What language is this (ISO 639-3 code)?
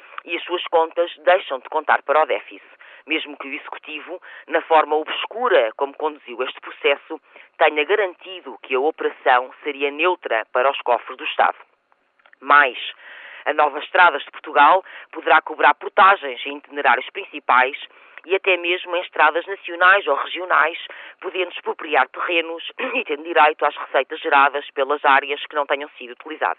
por